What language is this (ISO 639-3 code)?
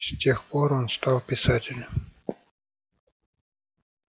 rus